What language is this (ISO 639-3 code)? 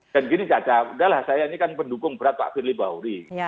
ind